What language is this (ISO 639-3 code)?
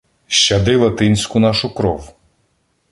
ukr